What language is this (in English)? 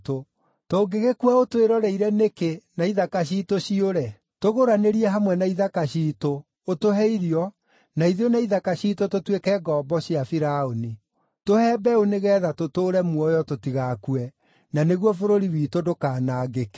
Kikuyu